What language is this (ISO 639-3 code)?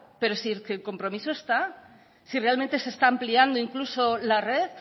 spa